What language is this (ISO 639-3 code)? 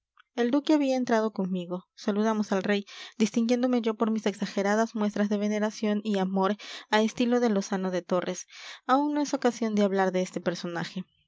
spa